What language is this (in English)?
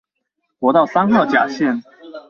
Chinese